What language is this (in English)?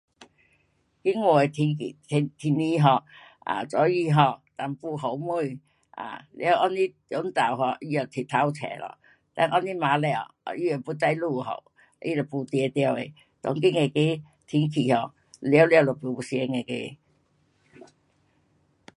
Pu-Xian Chinese